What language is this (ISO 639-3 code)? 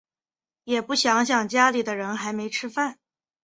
zho